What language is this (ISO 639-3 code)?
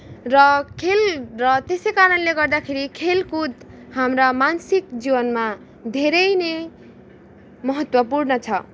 nep